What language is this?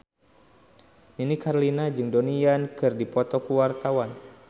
Sundanese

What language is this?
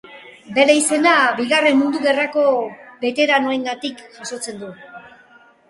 Basque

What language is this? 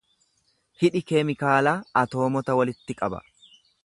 Oromo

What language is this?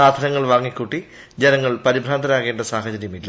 Malayalam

